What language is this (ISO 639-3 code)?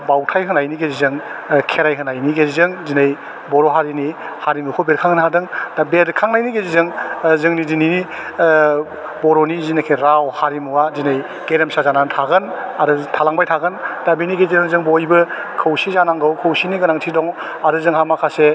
brx